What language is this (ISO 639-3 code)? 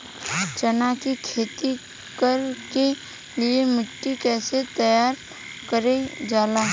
bho